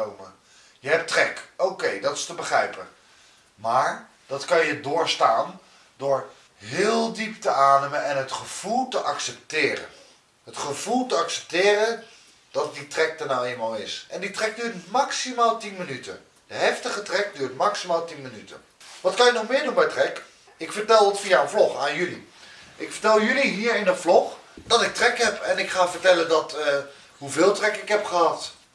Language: Dutch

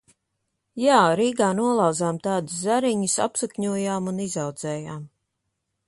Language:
Latvian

